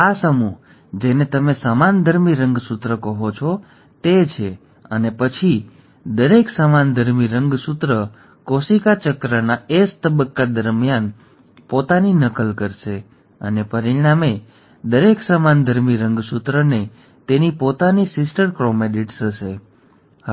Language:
Gujarati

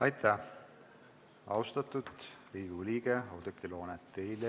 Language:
Estonian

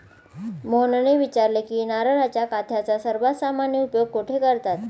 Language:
Marathi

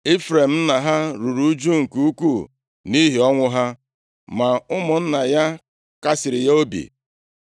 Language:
Igbo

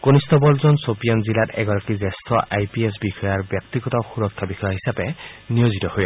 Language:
Assamese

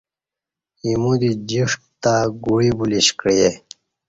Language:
Kati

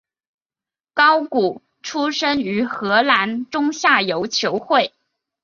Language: Chinese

